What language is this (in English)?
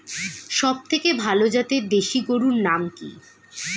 Bangla